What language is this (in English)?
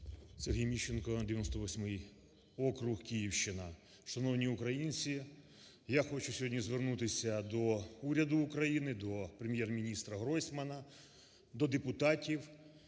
Ukrainian